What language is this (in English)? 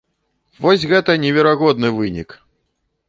Belarusian